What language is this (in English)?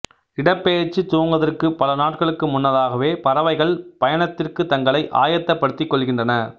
Tamil